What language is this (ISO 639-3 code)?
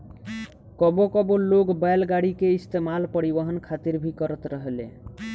bho